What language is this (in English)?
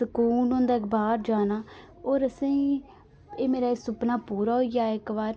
Dogri